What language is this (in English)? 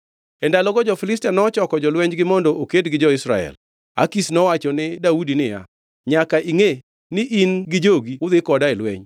Luo (Kenya and Tanzania)